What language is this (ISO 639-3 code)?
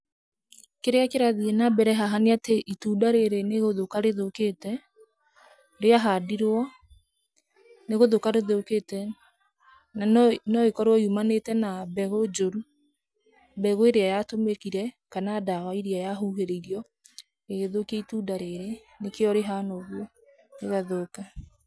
kik